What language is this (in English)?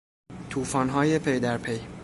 Persian